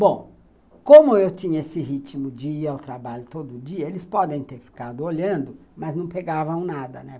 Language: Portuguese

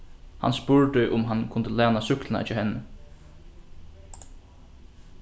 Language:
Faroese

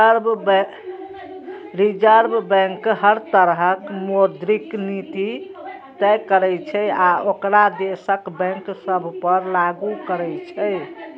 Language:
Maithili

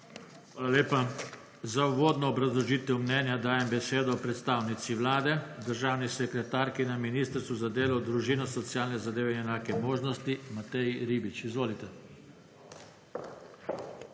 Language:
Slovenian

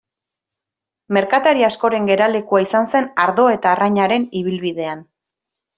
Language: Basque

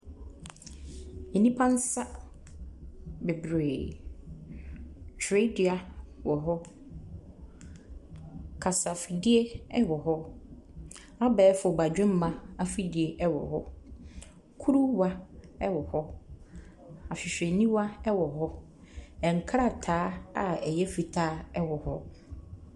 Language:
Akan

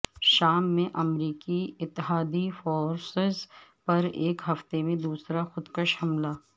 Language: Urdu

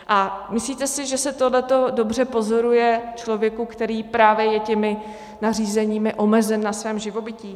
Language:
Czech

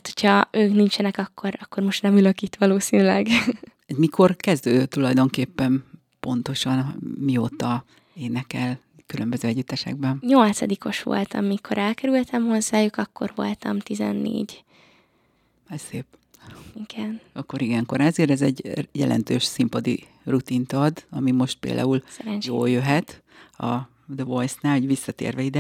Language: Hungarian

